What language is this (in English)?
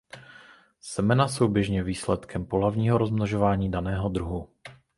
Czech